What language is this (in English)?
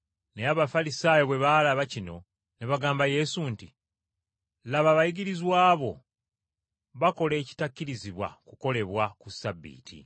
Ganda